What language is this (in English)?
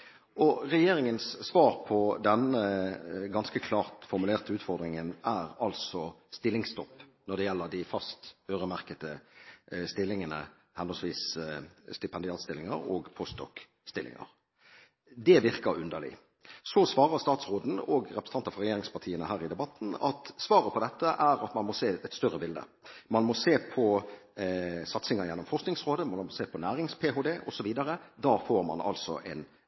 Norwegian Bokmål